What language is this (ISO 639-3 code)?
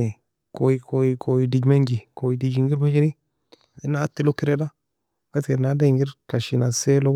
fia